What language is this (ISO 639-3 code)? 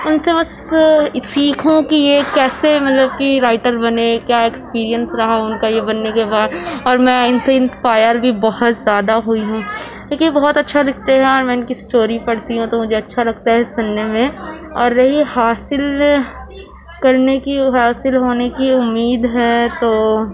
urd